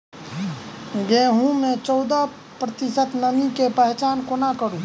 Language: Maithili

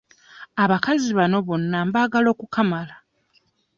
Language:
Ganda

